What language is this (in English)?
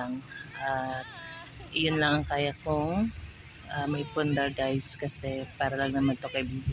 Filipino